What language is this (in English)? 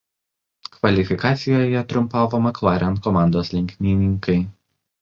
Lithuanian